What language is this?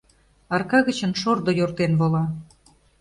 Mari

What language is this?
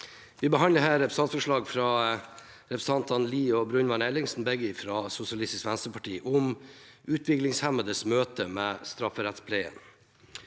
Norwegian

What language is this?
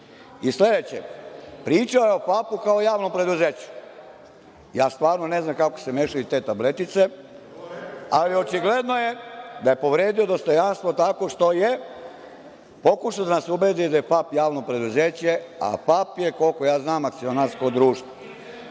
Serbian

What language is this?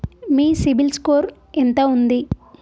Telugu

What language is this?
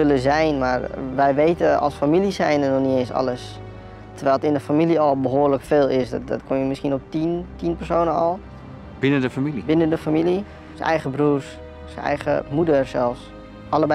Dutch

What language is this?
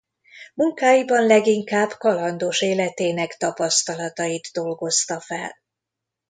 Hungarian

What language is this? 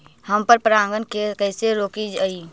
Magahi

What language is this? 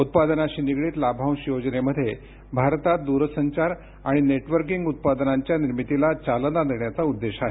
Marathi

